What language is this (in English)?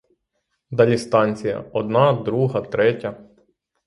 Ukrainian